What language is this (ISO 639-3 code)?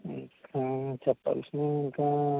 tel